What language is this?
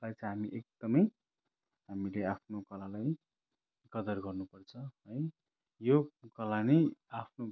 Nepali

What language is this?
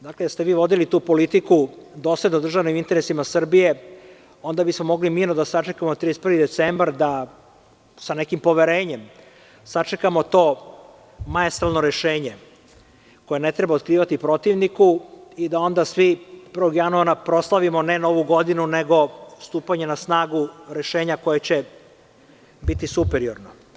Serbian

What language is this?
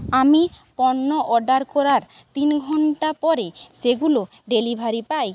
Bangla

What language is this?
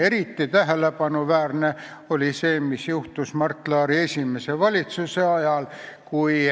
Estonian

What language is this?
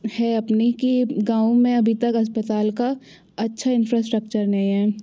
Hindi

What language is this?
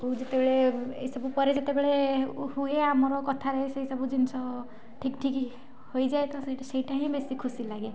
Odia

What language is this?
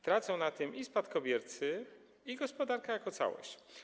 Polish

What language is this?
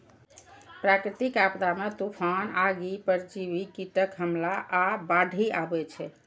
Maithili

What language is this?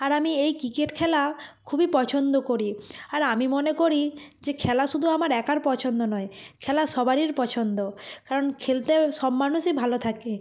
Bangla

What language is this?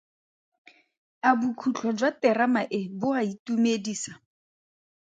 Tswana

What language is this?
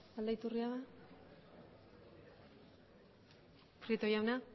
Basque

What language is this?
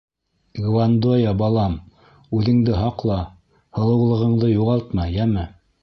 Bashkir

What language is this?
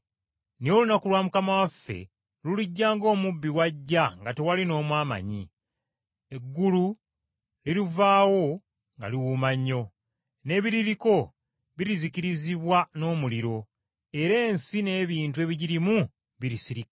Ganda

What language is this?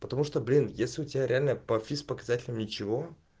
Russian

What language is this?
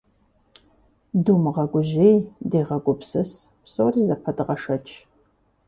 Kabardian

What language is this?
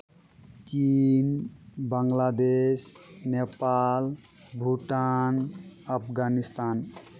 Santali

